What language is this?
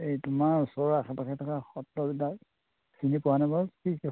Assamese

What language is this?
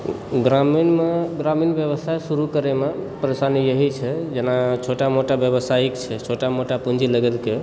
Maithili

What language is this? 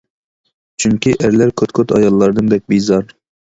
Uyghur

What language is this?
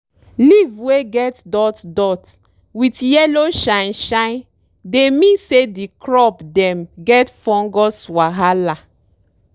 Nigerian Pidgin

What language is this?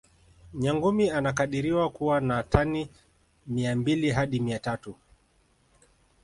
Swahili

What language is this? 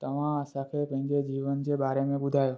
Sindhi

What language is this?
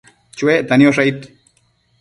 Matsés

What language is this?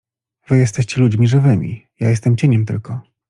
Polish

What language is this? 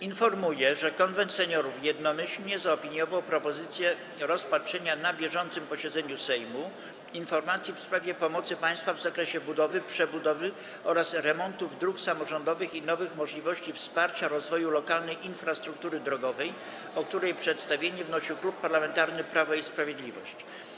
Polish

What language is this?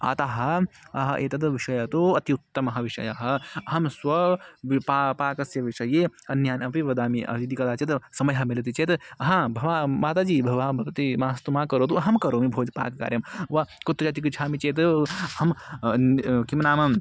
Sanskrit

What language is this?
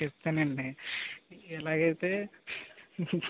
Telugu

